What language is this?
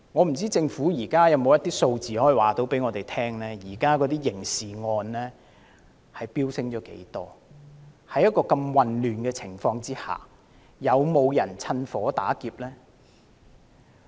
Cantonese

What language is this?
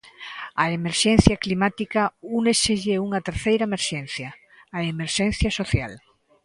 Galician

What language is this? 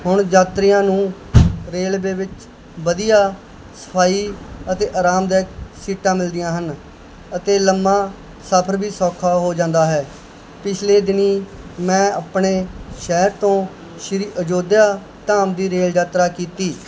Punjabi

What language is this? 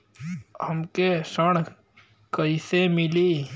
Bhojpuri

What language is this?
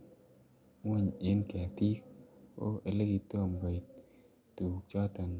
Kalenjin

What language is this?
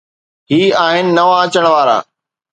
Sindhi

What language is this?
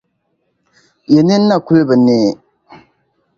Dagbani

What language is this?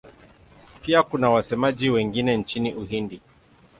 Swahili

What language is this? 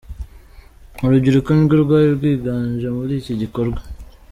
Kinyarwanda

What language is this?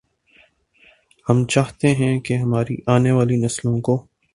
Urdu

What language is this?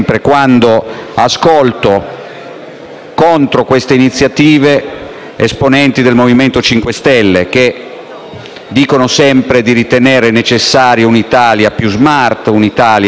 Italian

